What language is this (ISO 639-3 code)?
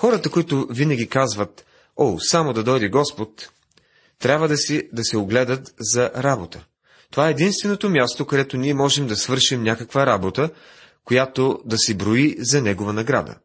bul